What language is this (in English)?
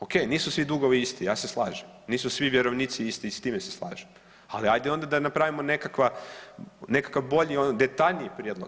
Croatian